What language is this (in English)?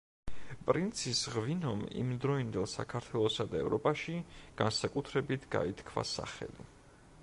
Georgian